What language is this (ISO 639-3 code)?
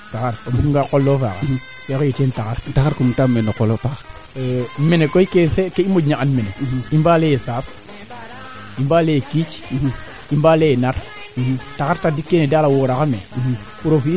srr